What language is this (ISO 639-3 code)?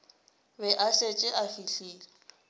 nso